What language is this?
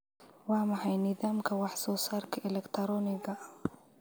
Somali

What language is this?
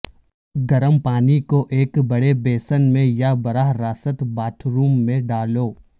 Urdu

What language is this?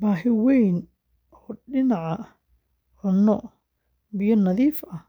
Somali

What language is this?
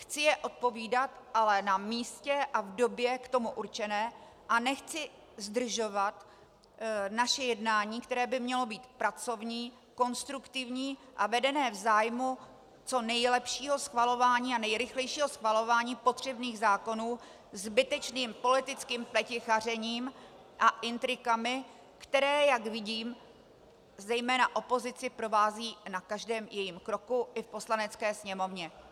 Czech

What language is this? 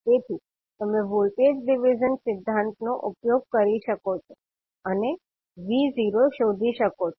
Gujarati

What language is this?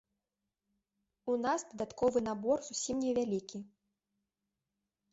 Belarusian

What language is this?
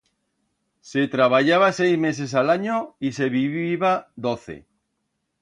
Aragonese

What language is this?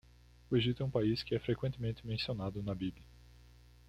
Portuguese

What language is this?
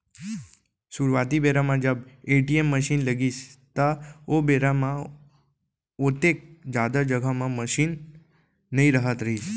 Chhattisgarhi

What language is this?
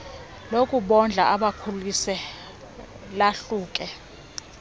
Xhosa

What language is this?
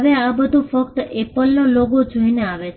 Gujarati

